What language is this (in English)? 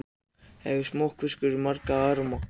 Icelandic